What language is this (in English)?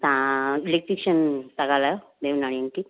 Sindhi